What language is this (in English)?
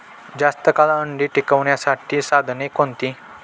Marathi